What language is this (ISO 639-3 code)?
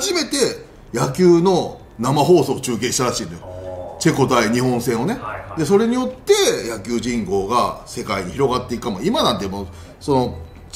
jpn